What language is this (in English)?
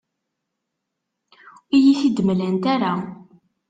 Kabyle